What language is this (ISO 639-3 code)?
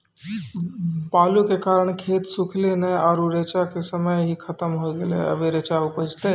mai